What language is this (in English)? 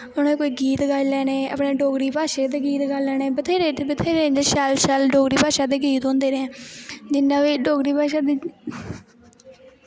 Dogri